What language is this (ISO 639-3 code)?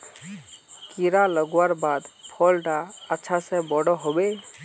mag